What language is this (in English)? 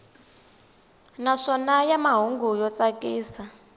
Tsonga